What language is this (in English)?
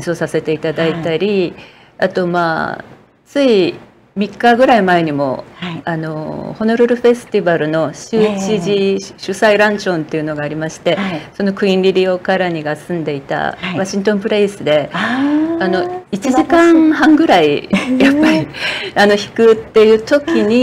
Japanese